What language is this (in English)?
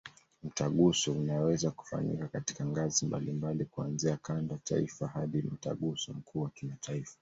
Swahili